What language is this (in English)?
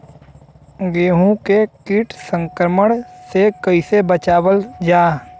Bhojpuri